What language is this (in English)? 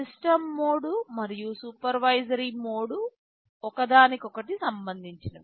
Telugu